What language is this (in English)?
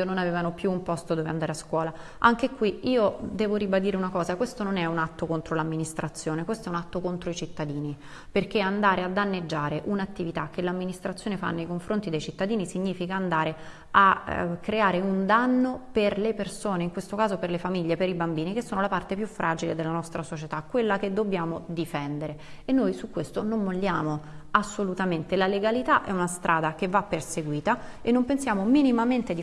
Italian